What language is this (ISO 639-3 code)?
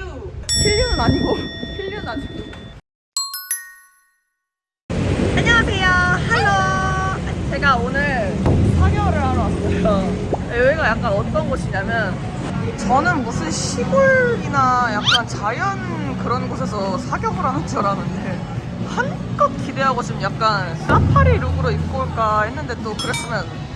kor